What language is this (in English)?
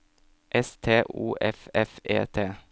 Norwegian